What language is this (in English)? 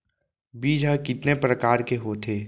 Chhattisgarhi